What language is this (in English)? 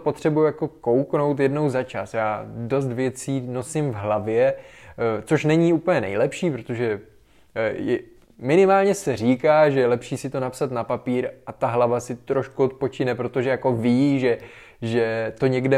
Czech